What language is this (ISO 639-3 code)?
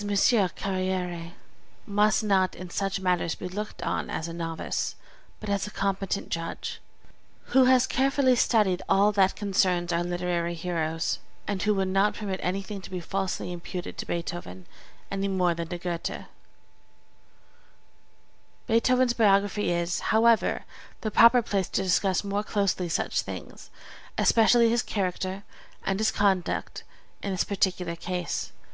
eng